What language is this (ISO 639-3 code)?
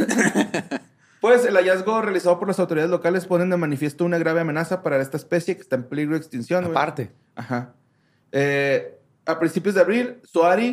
spa